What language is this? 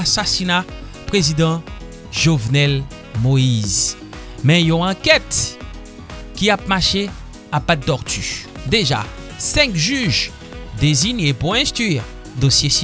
French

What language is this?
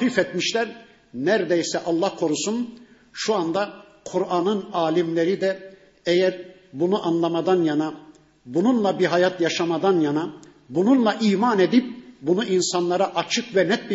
Turkish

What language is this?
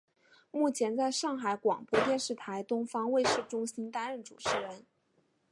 Chinese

